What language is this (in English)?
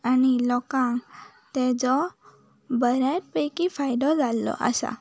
Konkani